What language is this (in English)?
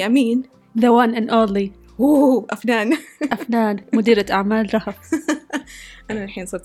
Arabic